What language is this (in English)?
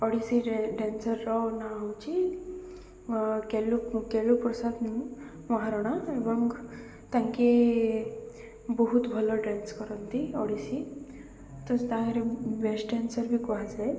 Odia